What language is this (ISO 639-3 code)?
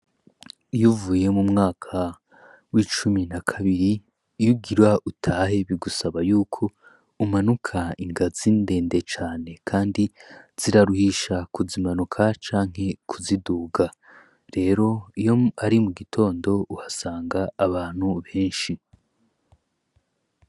run